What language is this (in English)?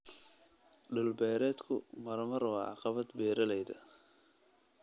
Somali